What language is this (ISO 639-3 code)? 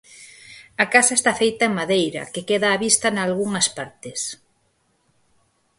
glg